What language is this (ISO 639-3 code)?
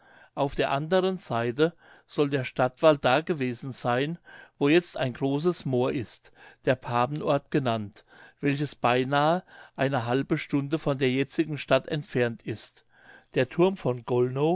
deu